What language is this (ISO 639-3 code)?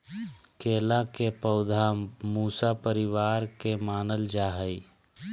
mag